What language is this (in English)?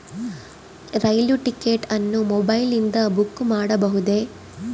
Kannada